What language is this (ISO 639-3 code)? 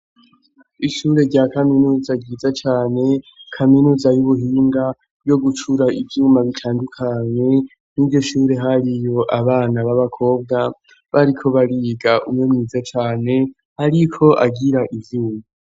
run